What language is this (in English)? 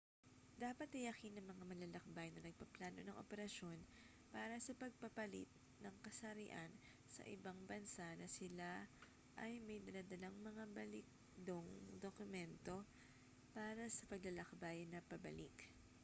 Filipino